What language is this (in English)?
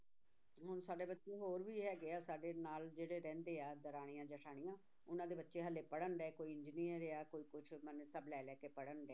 Punjabi